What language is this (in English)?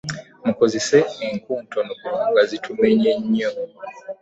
Ganda